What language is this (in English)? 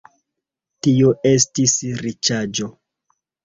Esperanto